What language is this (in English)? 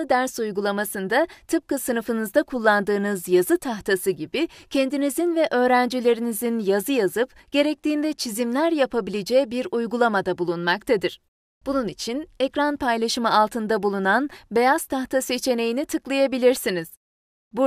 Turkish